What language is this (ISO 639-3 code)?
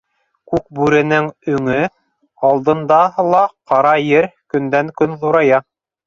bak